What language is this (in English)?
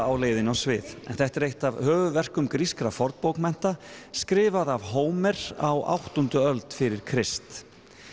Icelandic